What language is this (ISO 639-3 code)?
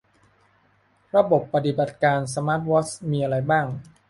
tha